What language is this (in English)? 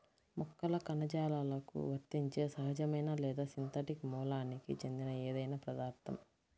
Telugu